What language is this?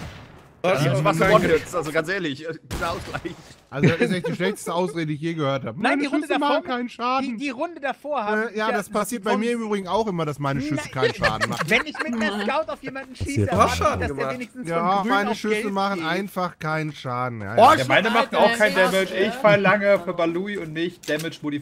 German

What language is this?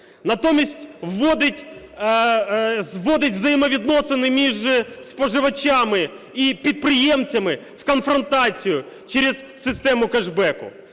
Ukrainian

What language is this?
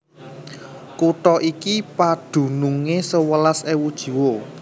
Javanese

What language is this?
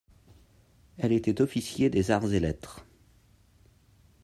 French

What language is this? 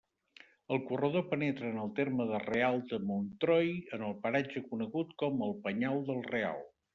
Catalan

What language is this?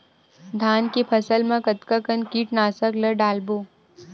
Chhattisgarhi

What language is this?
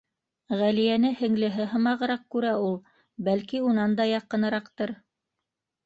Bashkir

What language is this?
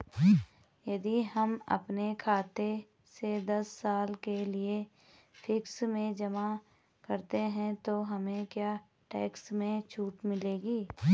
Hindi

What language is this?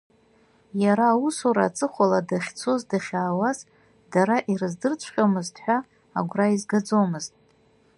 Abkhazian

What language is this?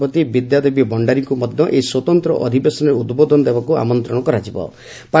Odia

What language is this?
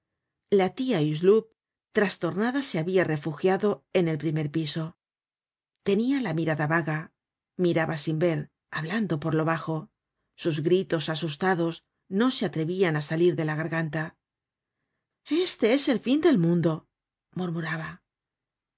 Spanish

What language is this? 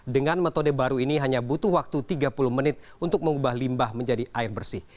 Indonesian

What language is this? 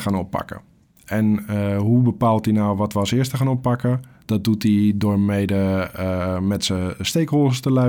Dutch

